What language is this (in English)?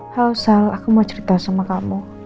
Indonesian